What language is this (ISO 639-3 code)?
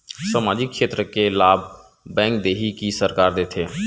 hne